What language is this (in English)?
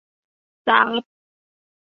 Thai